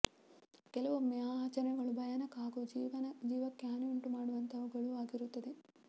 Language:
Kannada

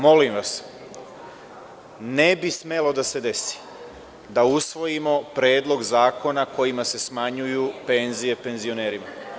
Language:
Serbian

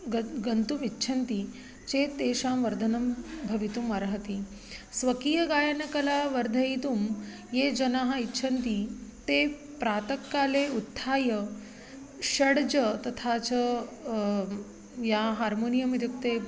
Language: Sanskrit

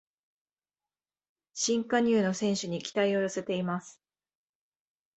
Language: Japanese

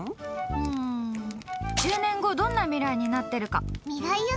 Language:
Japanese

